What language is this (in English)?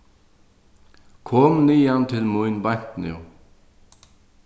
Faroese